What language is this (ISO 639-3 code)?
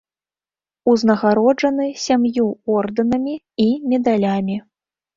bel